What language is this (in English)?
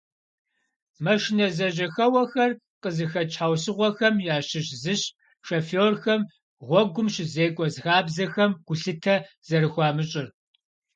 Kabardian